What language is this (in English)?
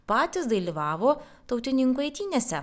Lithuanian